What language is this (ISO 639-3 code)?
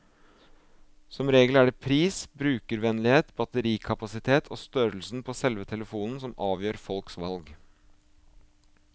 nor